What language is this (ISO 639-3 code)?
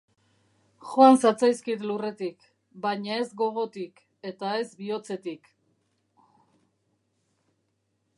eus